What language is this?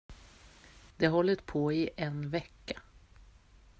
Swedish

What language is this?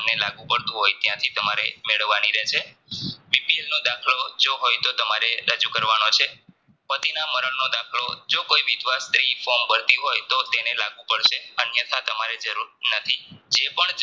Gujarati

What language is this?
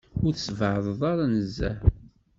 Kabyle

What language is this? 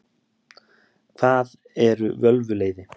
Icelandic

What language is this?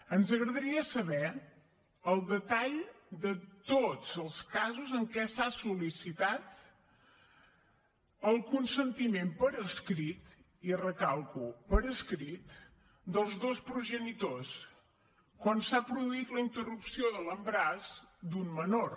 Catalan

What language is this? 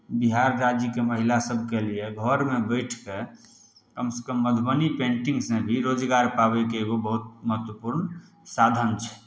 Maithili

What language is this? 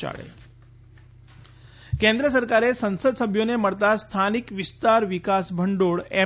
Gujarati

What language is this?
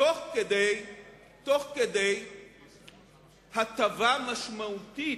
Hebrew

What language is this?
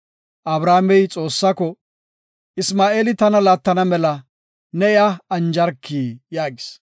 Gofa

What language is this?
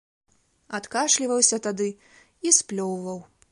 Belarusian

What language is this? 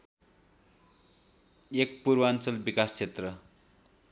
Nepali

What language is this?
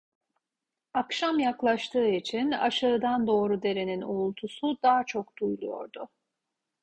Turkish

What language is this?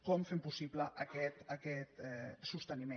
Catalan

